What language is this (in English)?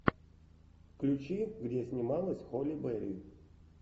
Russian